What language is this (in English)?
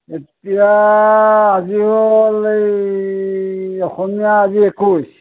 Assamese